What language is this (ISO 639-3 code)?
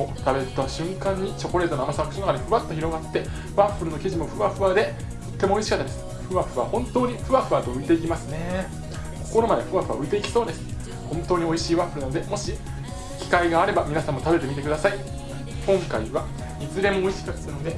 jpn